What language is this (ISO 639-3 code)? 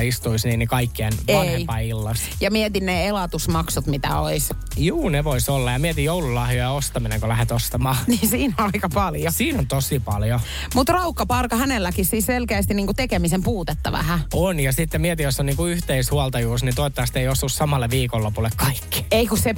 fin